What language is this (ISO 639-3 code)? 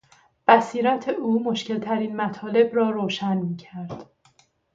fas